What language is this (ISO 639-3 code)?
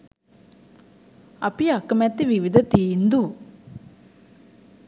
sin